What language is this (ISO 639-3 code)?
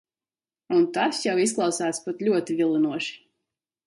lav